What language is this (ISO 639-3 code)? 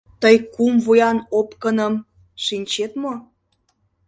chm